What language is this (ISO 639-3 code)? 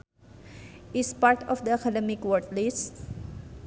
sun